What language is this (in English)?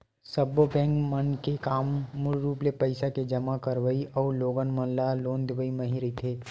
Chhattisgarhi